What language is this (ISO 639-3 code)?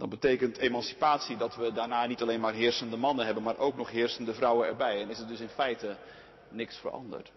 nld